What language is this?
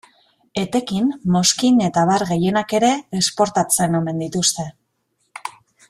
Basque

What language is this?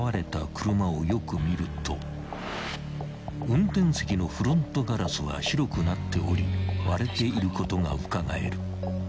Japanese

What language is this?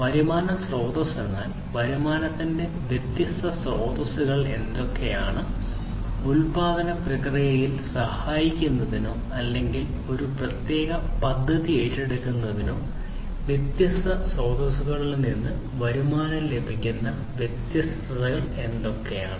Malayalam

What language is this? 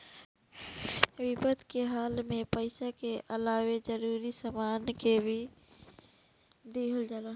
Bhojpuri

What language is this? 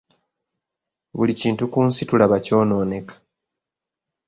Ganda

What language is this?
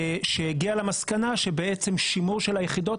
Hebrew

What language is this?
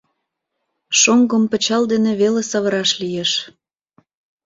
Mari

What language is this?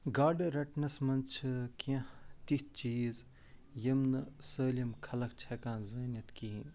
Kashmiri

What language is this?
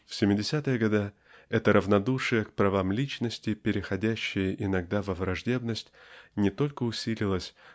Russian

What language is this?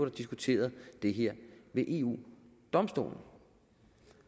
Danish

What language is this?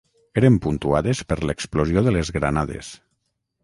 Catalan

